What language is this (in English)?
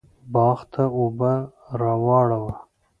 Pashto